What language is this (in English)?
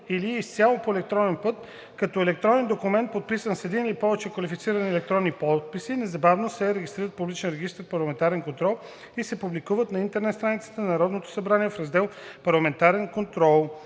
Bulgarian